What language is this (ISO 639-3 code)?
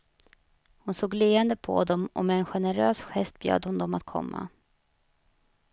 swe